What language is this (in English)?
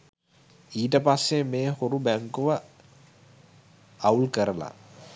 Sinhala